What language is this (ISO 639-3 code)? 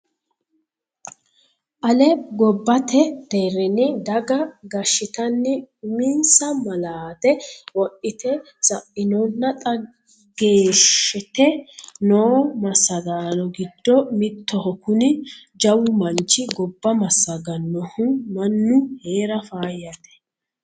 sid